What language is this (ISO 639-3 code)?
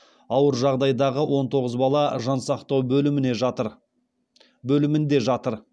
kaz